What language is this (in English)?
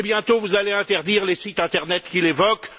French